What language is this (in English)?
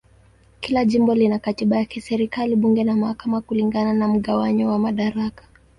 Swahili